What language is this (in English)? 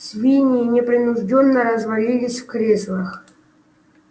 Russian